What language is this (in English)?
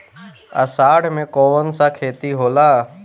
Bhojpuri